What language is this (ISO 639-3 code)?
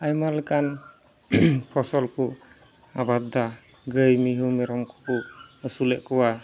sat